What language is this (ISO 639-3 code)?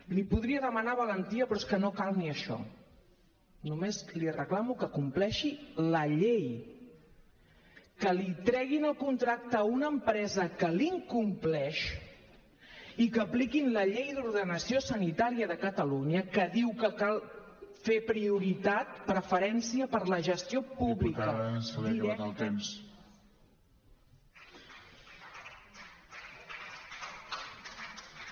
cat